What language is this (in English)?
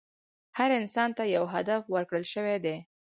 Pashto